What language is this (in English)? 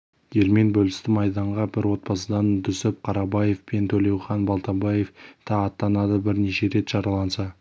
Kazakh